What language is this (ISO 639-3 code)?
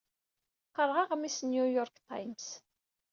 kab